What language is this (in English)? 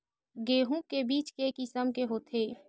Chhattisgarhi